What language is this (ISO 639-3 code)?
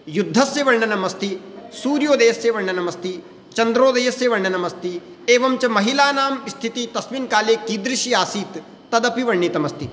san